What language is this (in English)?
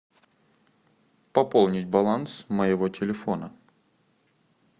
Russian